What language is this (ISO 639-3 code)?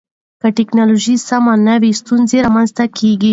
pus